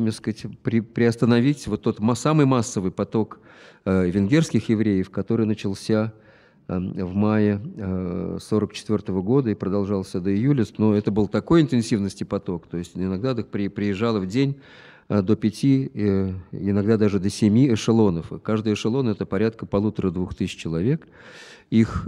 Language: Russian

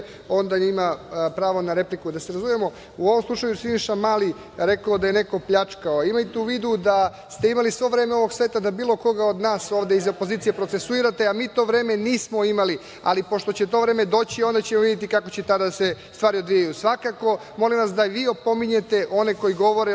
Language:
Serbian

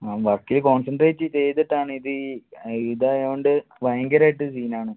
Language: Malayalam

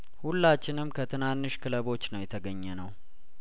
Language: Amharic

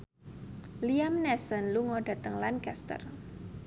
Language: Javanese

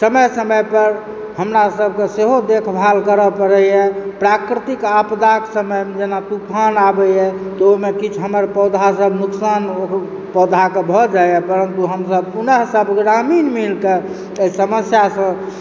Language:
Maithili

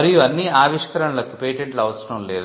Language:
Telugu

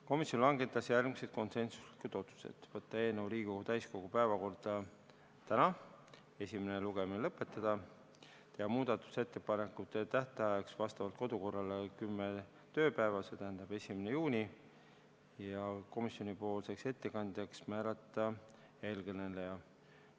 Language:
Estonian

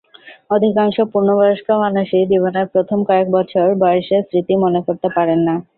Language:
Bangla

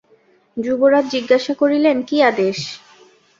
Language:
Bangla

